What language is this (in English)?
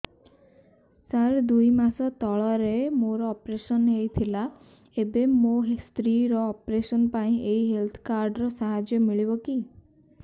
Odia